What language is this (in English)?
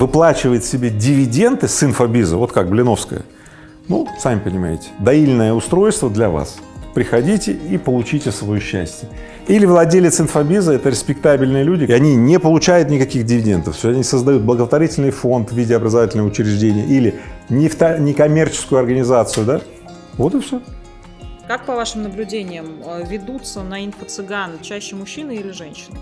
Russian